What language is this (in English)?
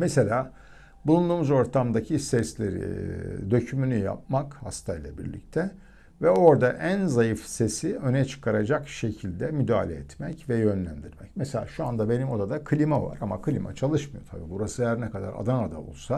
Turkish